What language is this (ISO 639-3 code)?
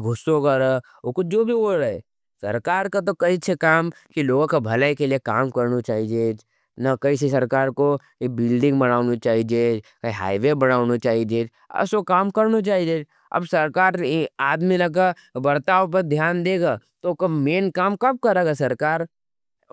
noe